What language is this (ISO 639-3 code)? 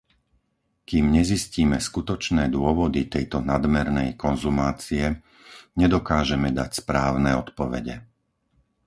slk